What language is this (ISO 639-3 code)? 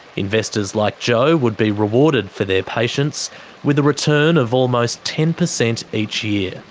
eng